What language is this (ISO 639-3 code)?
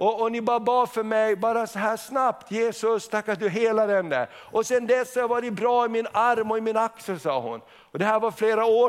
swe